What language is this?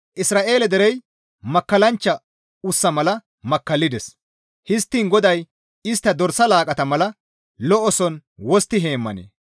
Gamo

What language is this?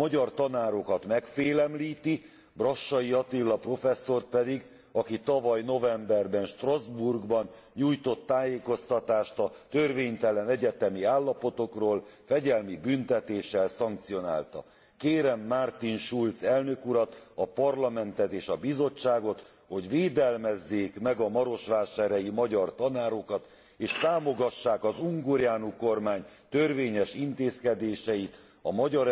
Hungarian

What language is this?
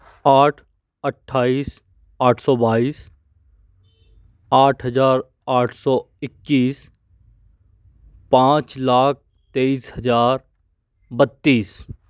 Hindi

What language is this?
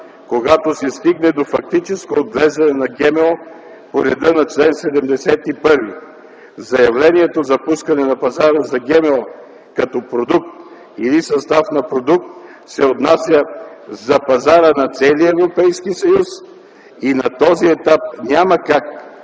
Bulgarian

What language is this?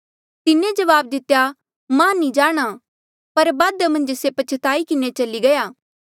Mandeali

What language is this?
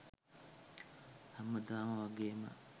Sinhala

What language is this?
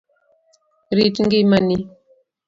Luo (Kenya and Tanzania)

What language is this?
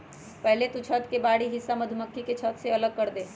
Magahi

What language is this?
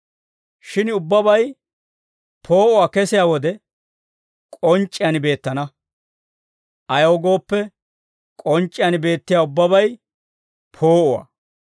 Dawro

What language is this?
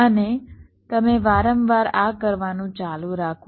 Gujarati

